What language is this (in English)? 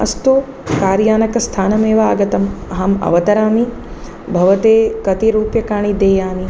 Sanskrit